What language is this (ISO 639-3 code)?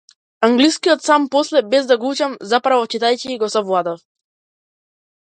mkd